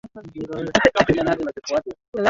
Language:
Swahili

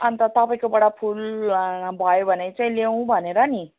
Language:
Nepali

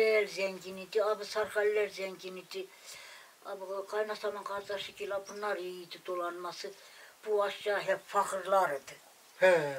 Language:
Turkish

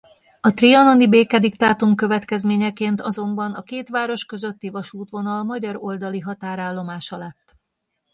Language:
Hungarian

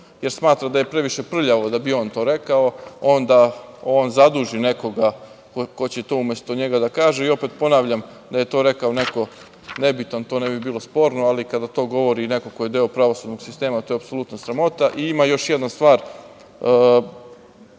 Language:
Serbian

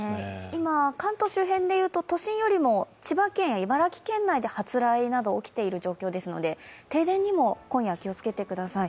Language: Japanese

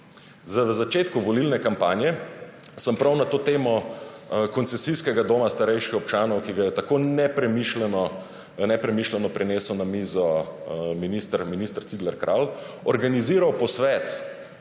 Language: Slovenian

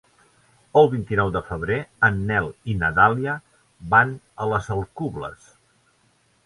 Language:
Catalan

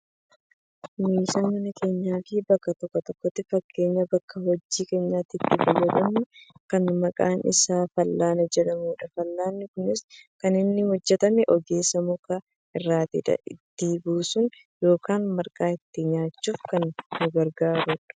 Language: Oromo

